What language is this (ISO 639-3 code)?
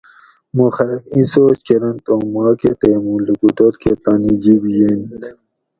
gwc